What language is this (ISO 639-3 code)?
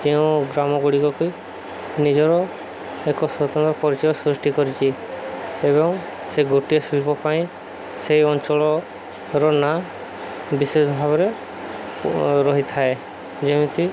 ori